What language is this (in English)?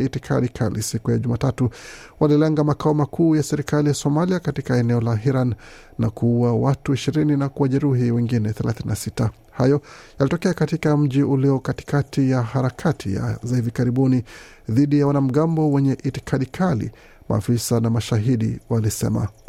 Swahili